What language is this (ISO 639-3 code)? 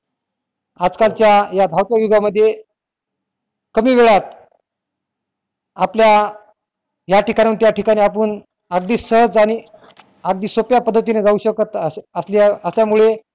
mar